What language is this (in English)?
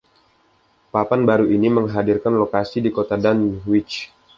Indonesian